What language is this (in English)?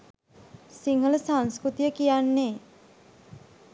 Sinhala